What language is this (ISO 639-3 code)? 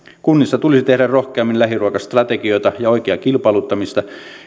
fin